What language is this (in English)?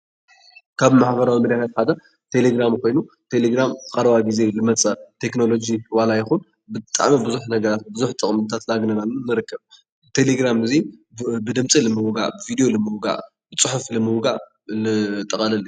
Tigrinya